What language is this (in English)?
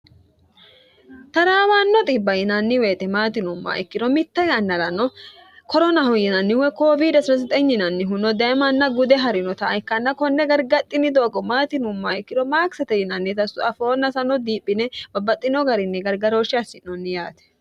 Sidamo